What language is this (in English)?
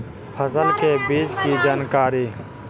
Magahi